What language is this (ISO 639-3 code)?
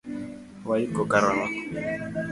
luo